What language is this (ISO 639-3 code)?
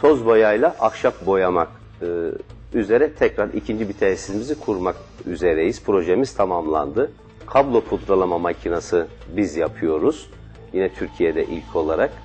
tur